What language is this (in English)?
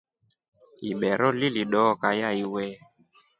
Rombo